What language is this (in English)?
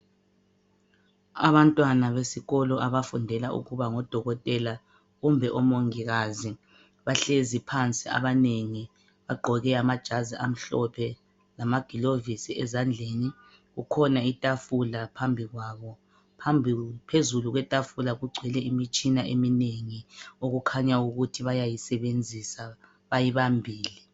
North Ndebele